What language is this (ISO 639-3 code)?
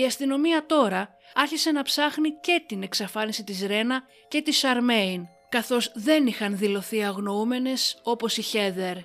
ell